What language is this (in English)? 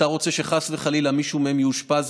Hebrew